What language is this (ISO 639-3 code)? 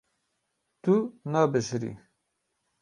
kur